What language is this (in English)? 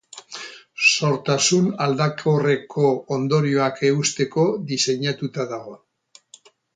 Basque